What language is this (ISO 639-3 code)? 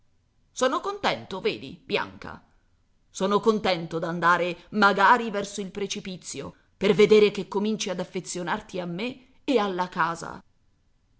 ita